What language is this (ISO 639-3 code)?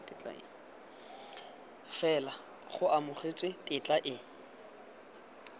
tsn